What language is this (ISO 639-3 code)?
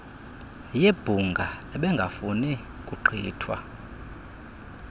xho